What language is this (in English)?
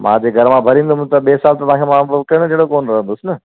Sindhi